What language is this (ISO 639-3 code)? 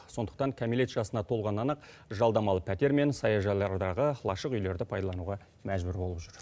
kaz